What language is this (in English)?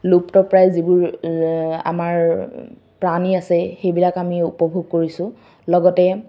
Assamese